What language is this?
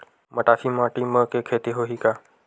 Chhattisgarhi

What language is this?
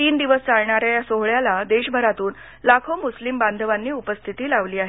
Marathi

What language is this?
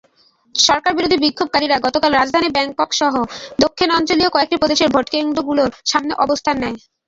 Bangla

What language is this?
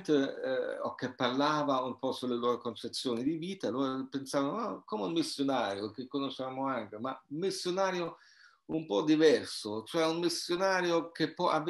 Italian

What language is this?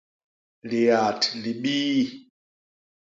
Basaa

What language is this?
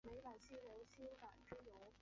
Chinese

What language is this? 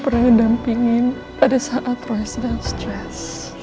Indonesian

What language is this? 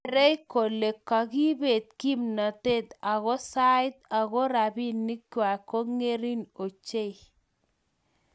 Kalenjin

